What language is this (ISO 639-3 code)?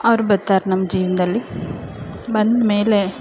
kan